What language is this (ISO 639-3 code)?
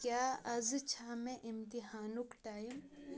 kas